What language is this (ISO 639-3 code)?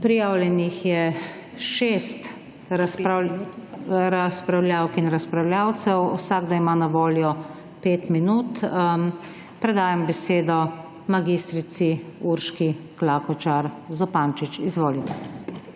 slv